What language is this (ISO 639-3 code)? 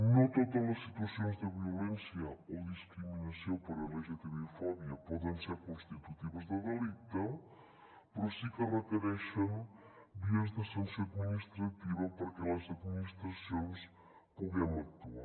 cat